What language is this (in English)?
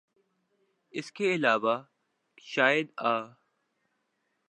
Urdu